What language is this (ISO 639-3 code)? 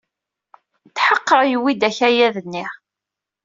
kab